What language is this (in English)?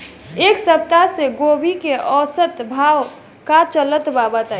Bhojpuri